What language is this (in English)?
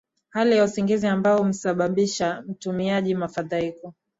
Swahili